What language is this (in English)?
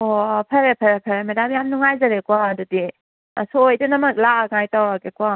Manipuri